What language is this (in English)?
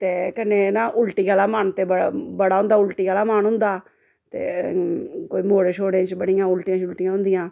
Dogri